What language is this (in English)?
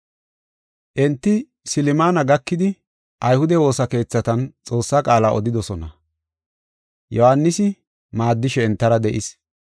Gofa